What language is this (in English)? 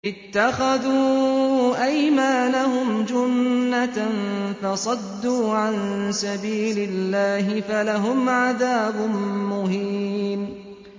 Arabic